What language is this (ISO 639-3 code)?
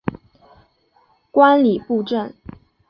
zho